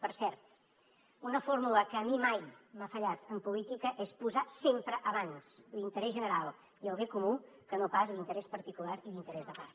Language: Catalan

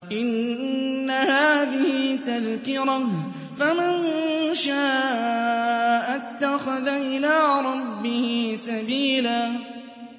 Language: Arabic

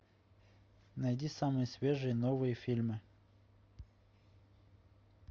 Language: Russian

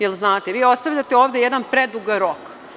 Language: Serbian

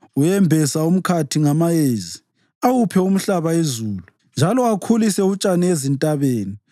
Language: North Ndebele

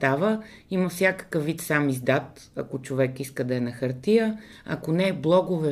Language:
Bulgarian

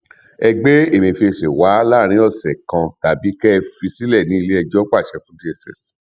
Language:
Yoruba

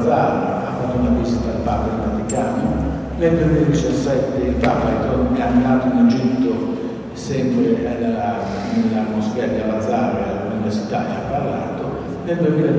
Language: Italian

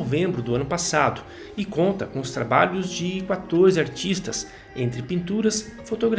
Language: Portuguese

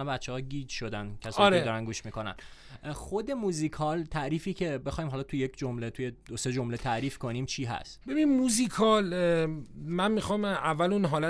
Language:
Persian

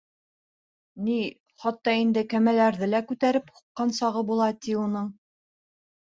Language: Bashkir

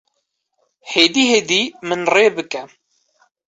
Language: Kurdish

